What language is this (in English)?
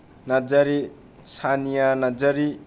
Bodo